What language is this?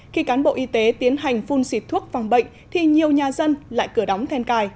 Vietnamese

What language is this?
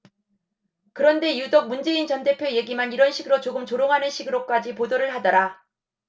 Korean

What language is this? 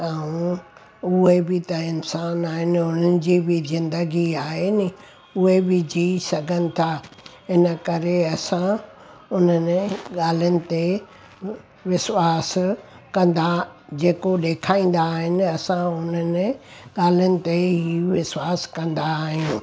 Sindhi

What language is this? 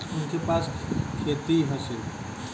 Bhojpuri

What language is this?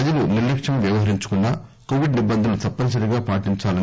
Telugu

